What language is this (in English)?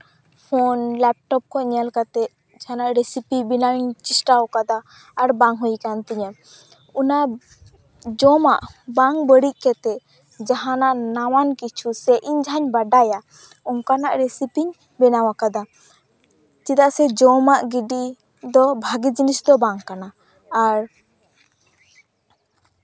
Santali